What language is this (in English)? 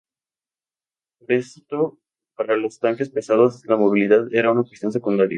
Spanish